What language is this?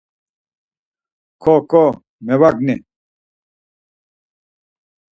Laz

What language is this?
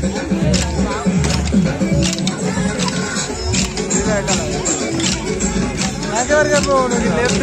Arabic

